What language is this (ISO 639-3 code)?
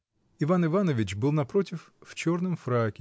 rus